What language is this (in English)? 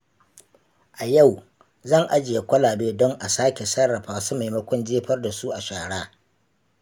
Hausa